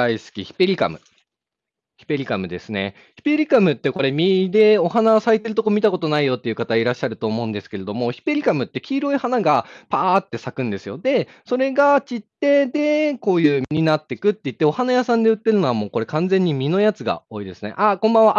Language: Japanese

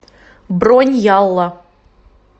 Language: Russian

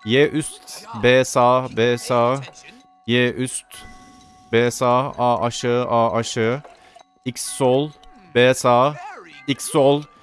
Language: Turkish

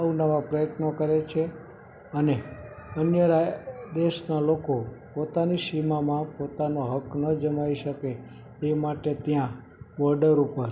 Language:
Gujarati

